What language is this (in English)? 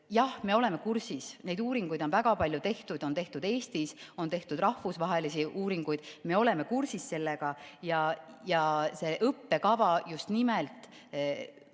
Estonian